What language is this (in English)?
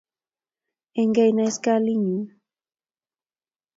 Kalenjin